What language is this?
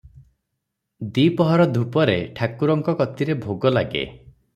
Odia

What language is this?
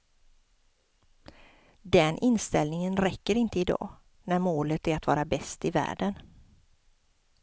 Swedish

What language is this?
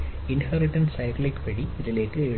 Malayalam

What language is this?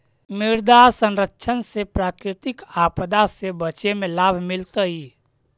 Magahi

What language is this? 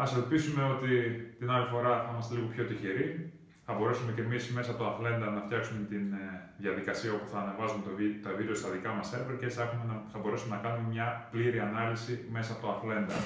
Greek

